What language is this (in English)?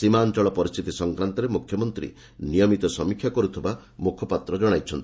Odia